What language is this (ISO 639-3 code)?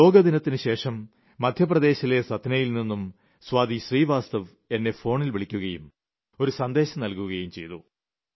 mal